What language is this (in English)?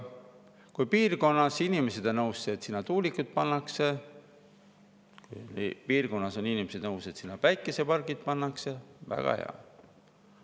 Estonian